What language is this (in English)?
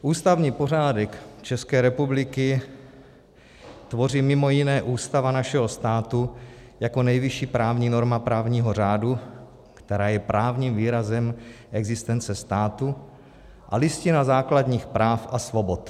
Czech